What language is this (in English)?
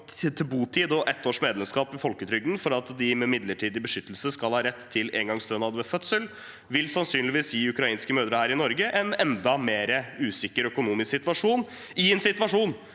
Norwegian